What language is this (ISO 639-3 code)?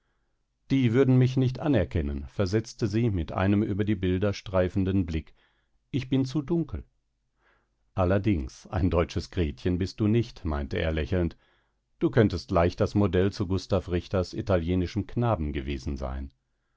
deu